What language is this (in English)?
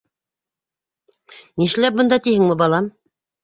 Bashkir